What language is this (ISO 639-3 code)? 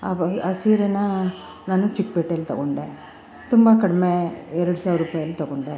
kan